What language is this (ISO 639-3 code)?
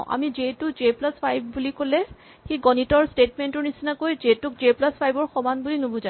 asm